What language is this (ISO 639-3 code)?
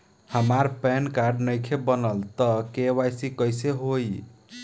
bho